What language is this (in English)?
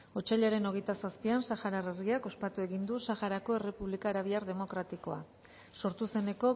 Basque